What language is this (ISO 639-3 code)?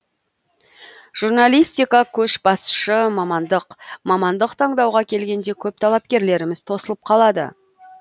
kaz